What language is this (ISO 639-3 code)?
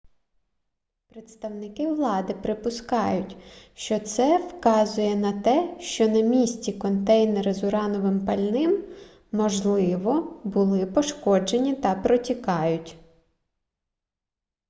ukr